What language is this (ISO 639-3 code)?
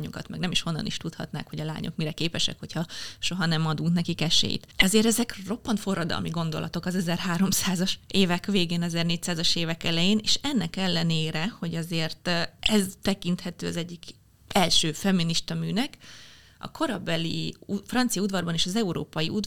hun